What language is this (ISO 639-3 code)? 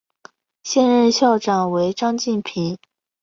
zho